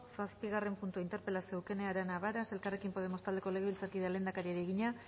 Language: Basque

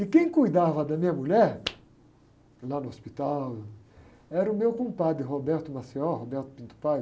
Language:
Portuguese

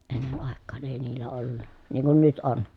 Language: Finnish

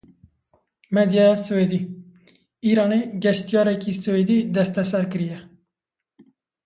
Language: Kurdish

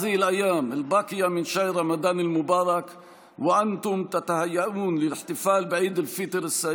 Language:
Hebrew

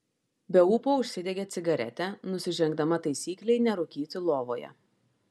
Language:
Lithuanian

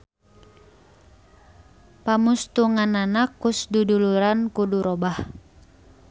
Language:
Sundanese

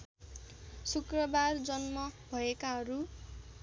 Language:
Nepali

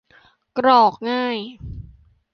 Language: Thai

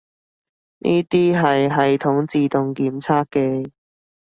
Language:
Cantonese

